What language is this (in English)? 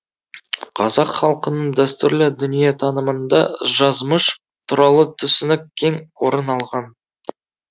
Kazakh